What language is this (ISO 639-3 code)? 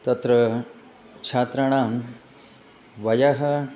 san